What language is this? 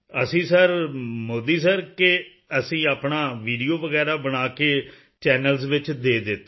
Punjabi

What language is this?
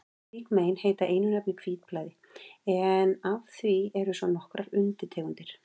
Icelandic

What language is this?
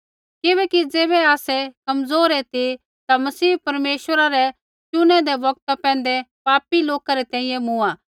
Kullu Pahari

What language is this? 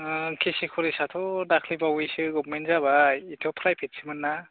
Bodo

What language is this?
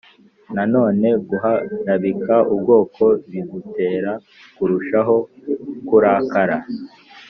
Kinyarwanda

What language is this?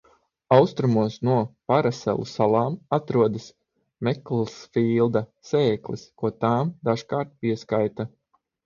Latvian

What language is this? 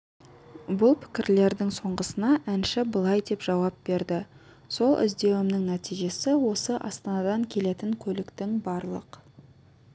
Kazakh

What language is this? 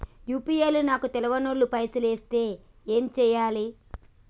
Telugu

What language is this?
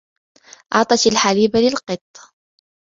Arabic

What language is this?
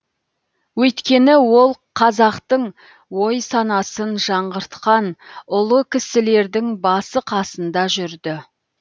Kazakh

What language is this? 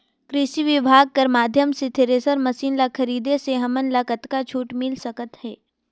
Chhattisgarhi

